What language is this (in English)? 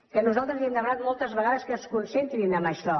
Catalan